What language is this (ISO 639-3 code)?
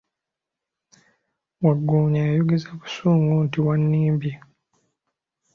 lug